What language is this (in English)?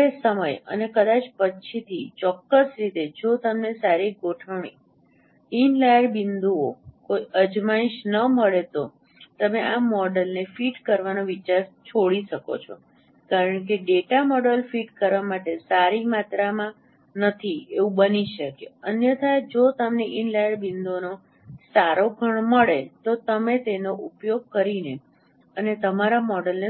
Gujarati